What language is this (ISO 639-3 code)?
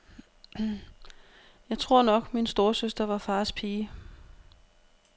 dan